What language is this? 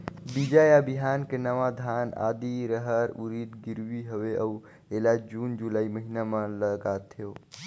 Chhattisgarhi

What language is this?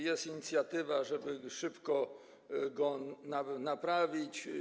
Polish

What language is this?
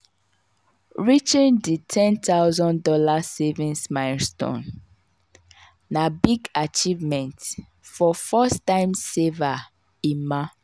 Nigerian Pidgin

